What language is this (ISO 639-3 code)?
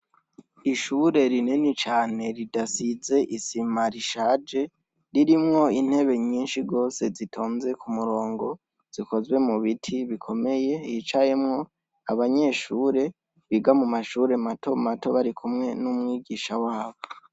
run